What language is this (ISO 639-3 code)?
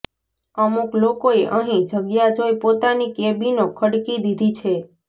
guj